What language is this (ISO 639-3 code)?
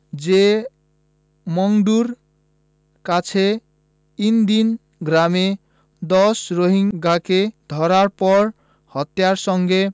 ben